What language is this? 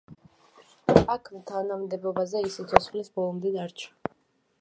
Georgian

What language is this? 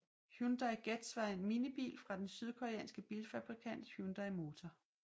Danish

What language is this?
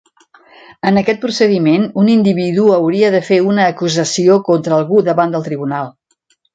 Catalan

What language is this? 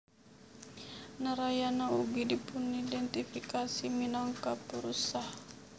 Javanese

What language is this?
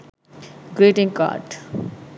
Sinhala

